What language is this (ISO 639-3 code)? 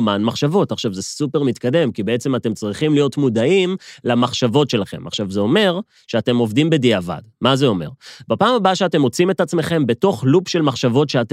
heb